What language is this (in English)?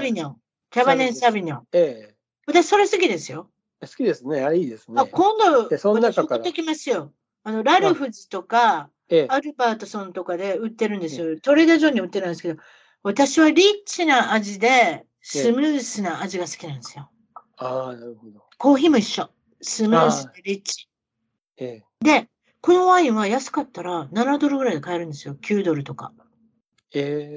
Japanese